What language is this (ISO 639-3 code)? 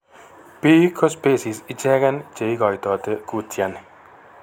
kln